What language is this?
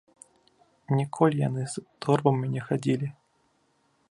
Belarusian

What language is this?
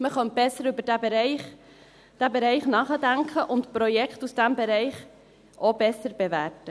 Swiss German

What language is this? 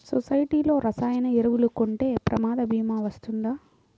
Telugu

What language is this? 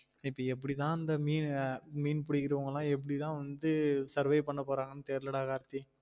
Tamil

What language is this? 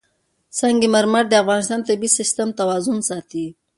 Pashto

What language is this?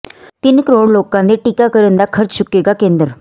Punjabi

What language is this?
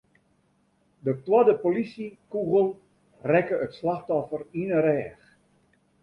Western Frisian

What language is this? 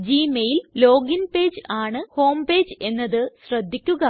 Malayalam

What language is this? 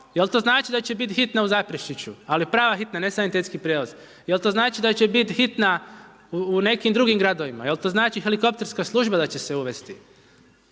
Croatian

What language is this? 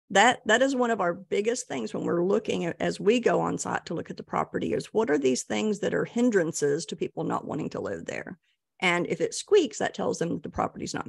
English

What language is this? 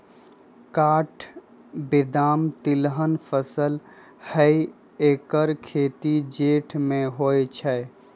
Magahi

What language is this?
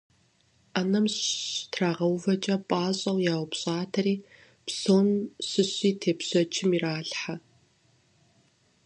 Kabardian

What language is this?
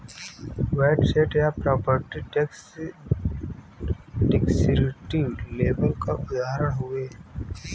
Bhojpuri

